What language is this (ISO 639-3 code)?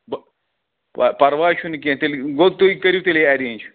kas